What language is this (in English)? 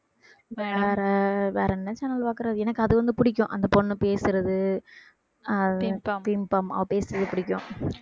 Tamil